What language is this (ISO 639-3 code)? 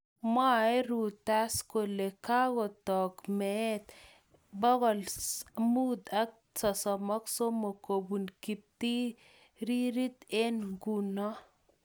kln